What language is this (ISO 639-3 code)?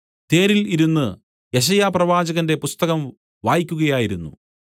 mal